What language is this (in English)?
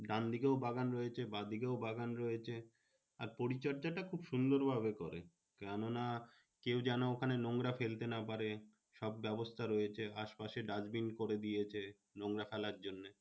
Bangla